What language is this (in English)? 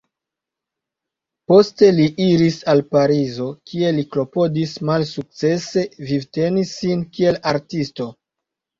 Esperanto